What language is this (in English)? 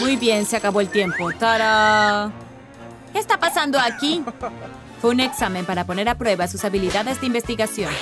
Spanish